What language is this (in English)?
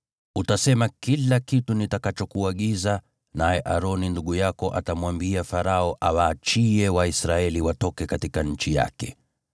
Swahili